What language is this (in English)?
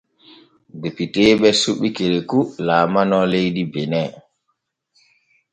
Borgu Fulfulde